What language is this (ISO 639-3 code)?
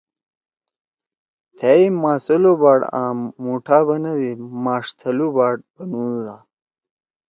trw